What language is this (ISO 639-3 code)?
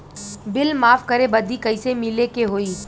bho